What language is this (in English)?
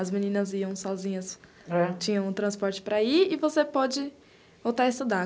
Portuguese